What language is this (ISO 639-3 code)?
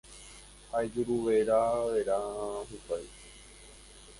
grn